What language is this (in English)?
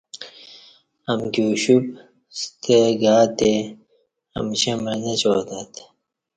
Kati